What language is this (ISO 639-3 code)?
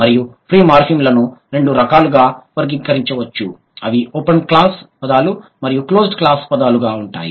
tel